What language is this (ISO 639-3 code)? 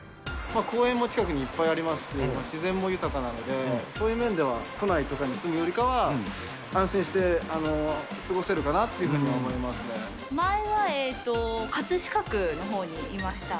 jpn